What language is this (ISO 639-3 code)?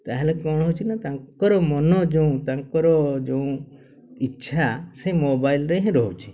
ori